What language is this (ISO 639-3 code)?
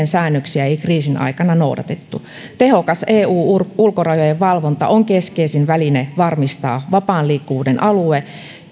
fin